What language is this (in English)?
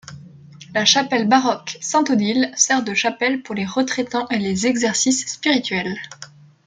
French